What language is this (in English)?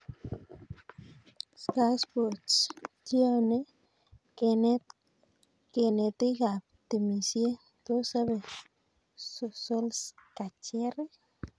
Kalenjin